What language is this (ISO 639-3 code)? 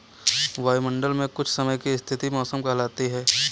hin